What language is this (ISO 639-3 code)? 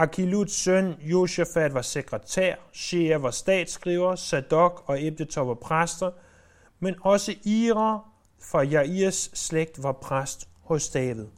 dan